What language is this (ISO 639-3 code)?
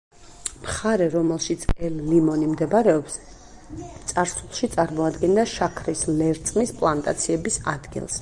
kat